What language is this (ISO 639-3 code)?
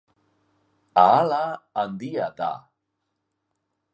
eus